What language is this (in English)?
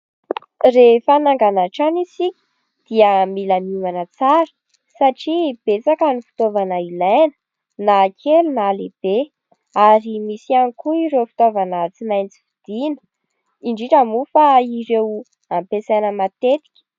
Malagasy